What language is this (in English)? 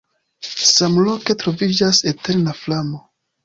Esperanto